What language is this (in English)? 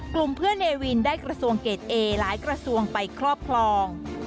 Thai